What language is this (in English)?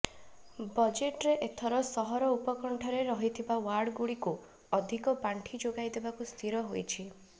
Odia